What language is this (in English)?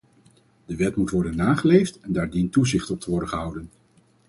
Dutch